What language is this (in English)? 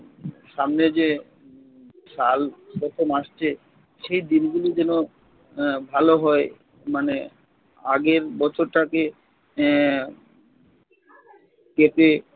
Bangla